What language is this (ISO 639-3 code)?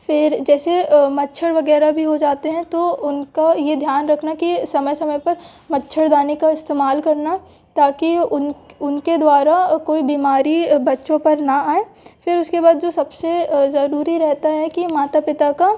hin